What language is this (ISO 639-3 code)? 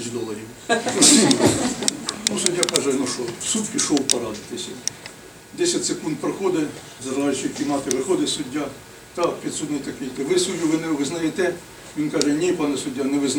ukr